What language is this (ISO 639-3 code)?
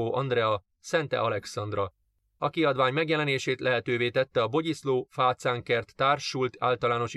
hun